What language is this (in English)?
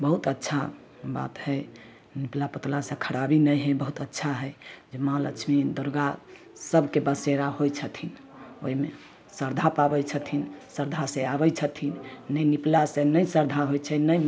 Maithili